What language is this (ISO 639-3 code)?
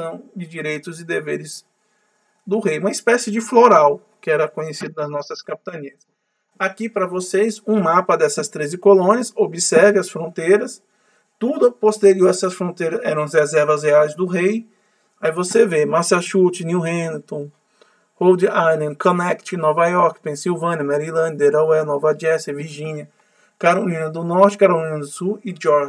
por